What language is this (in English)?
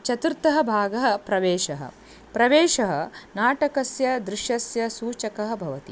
Sanskrit